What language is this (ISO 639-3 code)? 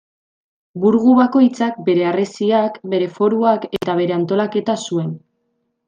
eus